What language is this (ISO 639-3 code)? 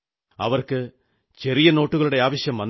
mal